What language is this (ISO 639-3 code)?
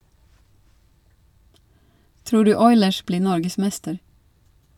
nor